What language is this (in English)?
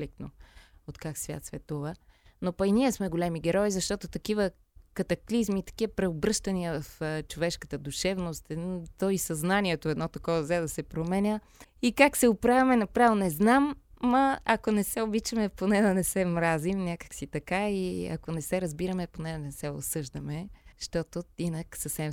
Bulgarian